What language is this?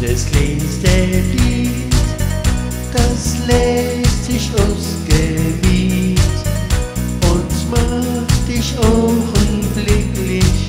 German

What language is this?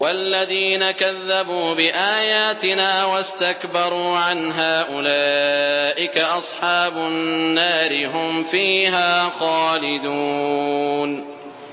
Arabic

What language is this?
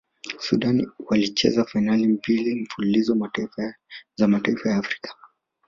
Swahili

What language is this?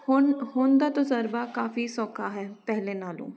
Punjabi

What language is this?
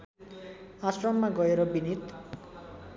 Nepali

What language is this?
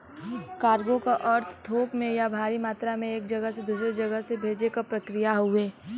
Bhojpuri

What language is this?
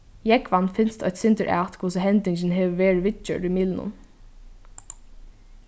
Faroese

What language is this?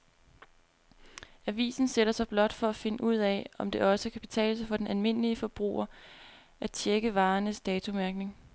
Danish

